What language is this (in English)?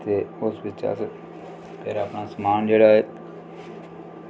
Dogri